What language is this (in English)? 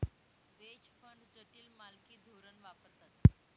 Marathi